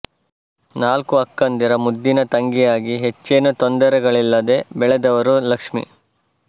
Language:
Kannada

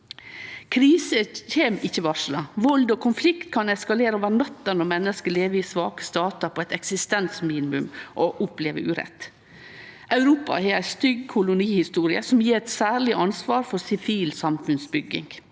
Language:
Norwegian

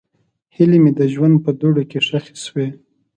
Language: Pashto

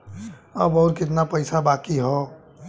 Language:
Bhojpuri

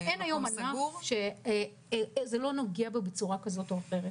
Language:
Hebrew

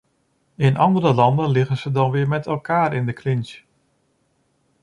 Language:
Dutch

